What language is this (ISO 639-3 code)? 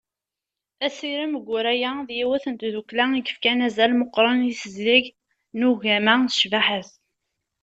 kab